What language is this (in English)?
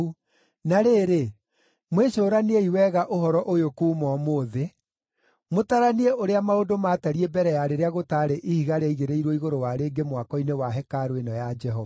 Kikuyu